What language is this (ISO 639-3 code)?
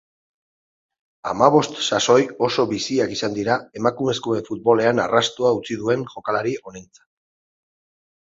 eus